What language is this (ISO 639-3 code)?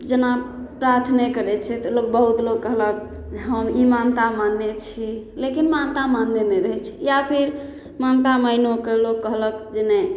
mai